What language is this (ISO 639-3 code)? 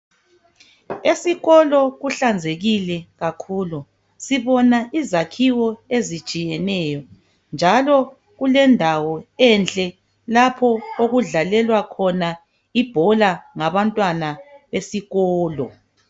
nde